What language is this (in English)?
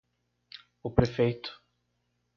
Portuguese